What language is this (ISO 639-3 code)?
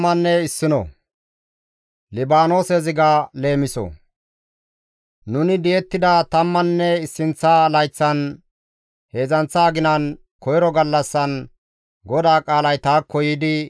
gmv